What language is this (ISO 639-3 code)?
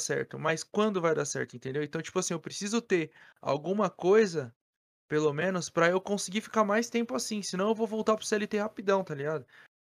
por